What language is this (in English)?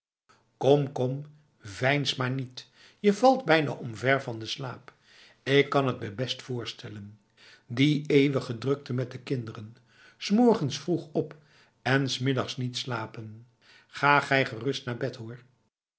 Dutch